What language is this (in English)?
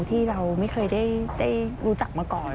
Thai